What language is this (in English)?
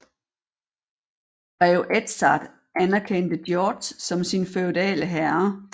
Danish